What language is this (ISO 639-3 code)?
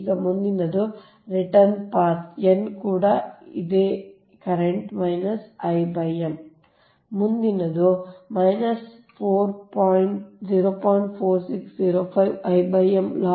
kan